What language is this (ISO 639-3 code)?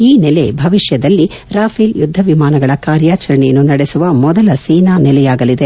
kan